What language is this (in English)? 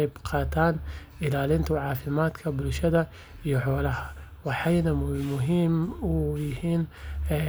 Somali